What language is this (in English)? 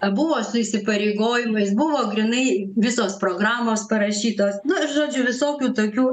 Lithuanian